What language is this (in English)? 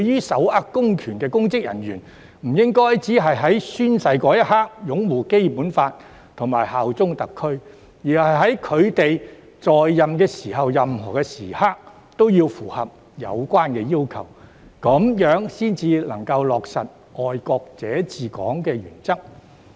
Cantonese